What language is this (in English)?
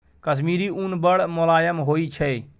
Maithili